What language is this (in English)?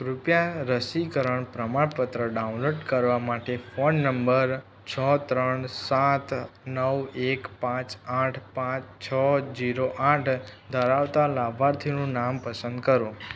Gujarati